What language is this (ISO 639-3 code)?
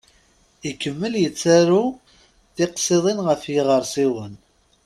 kab